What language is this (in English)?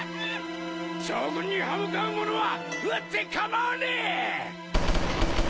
Japanese